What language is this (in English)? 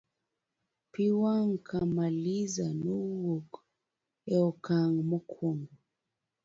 Luo (Kenya and Tanzania)